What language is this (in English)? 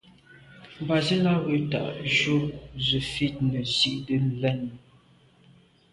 Medumba